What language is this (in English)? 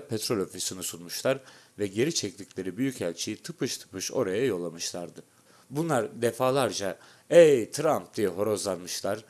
Turkish